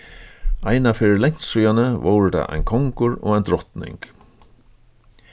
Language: Faroese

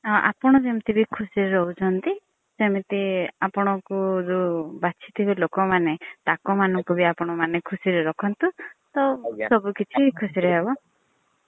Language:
Odia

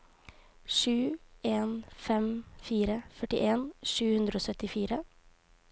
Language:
Norwegian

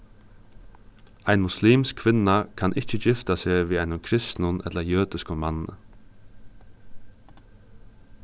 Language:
Faroese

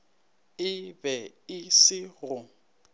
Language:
Northern Sotho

